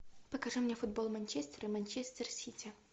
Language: Russian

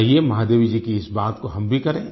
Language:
Hindi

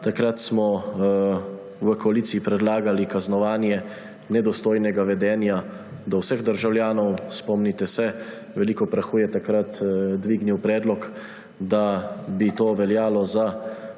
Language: Slovenian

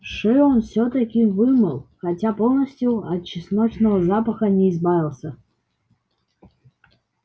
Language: Russian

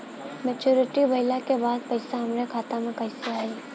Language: Bhojpuri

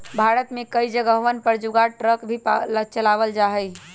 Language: Magahi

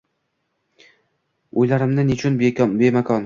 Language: Uzbek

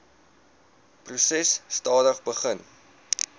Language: Afrikaans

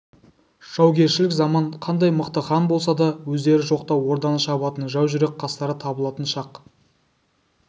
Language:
Kazakh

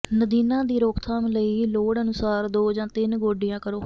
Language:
Punjabi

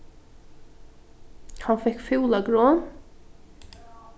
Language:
Faroese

